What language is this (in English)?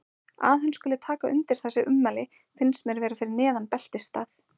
Icelandic